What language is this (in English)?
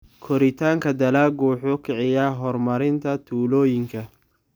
Somali